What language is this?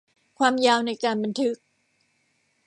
Thai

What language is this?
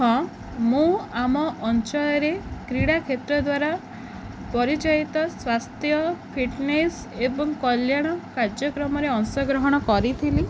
Odia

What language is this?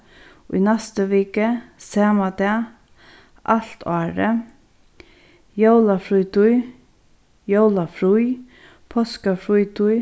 Faroese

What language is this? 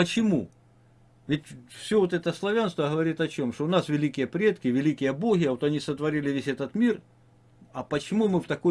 Russian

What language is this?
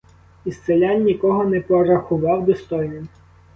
Ukrainian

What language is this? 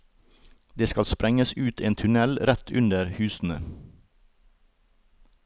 Norwegian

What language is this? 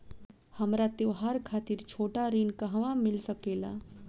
Bhojpuri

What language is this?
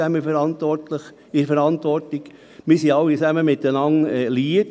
Swiss German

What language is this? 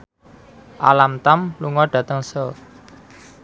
Javanese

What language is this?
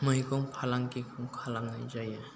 Bodo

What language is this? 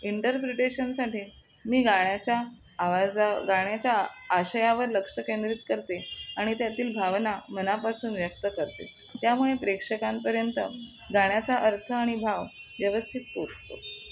Marathi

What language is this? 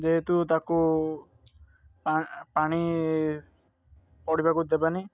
Odia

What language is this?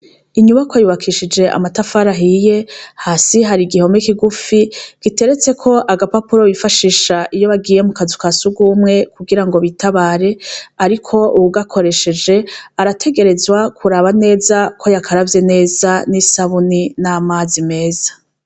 Rundi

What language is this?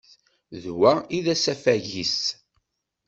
Kabyle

